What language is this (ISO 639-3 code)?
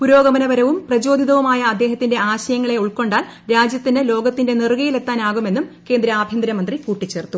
mal